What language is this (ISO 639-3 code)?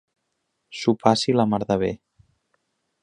cat